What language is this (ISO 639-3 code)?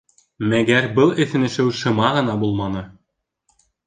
bak